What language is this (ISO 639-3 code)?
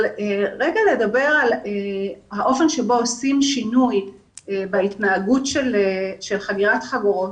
heb